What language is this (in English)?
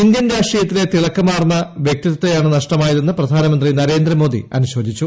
Malayalam